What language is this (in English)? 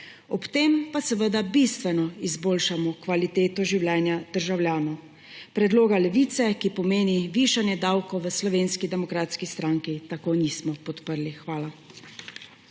Slovenian